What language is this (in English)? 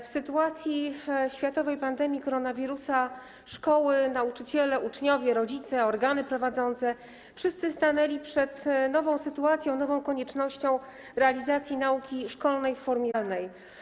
Polish